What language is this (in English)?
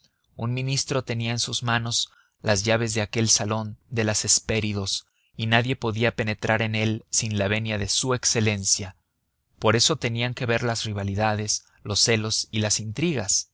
Spanish